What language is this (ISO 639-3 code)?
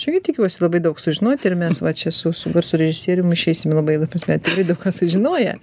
lit